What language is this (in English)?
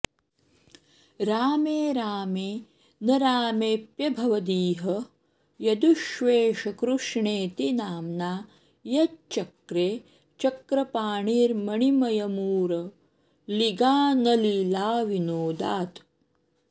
Sanskrit